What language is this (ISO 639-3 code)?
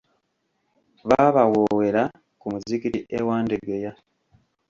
lug